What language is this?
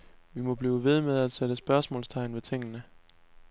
Danish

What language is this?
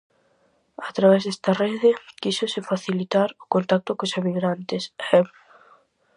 Galician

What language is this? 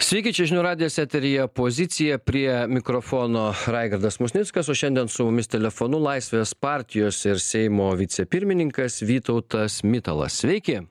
Lithuanian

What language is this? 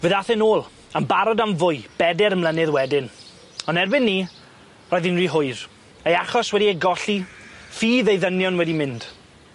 Welsh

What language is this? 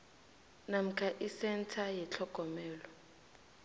South Ndebele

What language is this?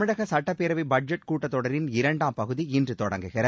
Tamil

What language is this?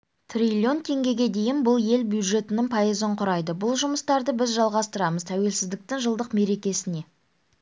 Kazakh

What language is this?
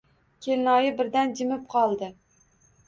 Uzbek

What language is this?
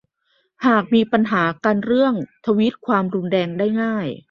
Thai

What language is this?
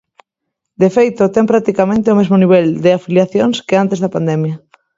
Galician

